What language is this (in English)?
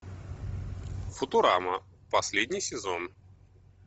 Russian